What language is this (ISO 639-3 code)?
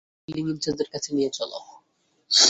ben